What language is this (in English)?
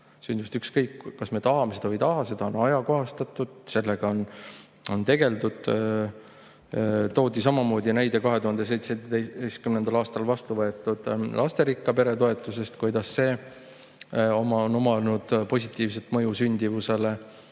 Estonian